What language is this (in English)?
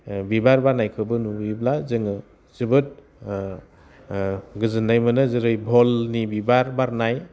Bodo